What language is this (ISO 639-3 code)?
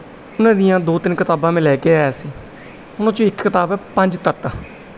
pan